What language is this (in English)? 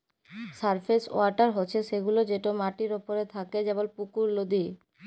Bangla